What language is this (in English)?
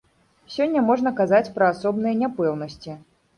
Belarusian